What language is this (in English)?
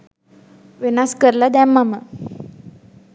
Sinhala